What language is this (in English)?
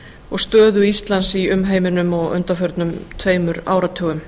Icelandic